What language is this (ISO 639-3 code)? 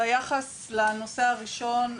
heb